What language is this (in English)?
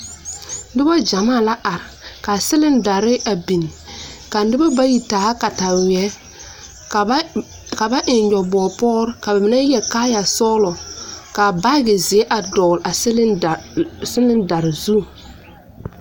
Southern Dagaare